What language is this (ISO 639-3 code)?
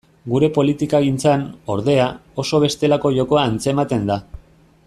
eus